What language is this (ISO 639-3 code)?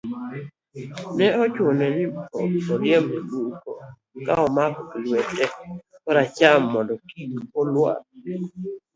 luo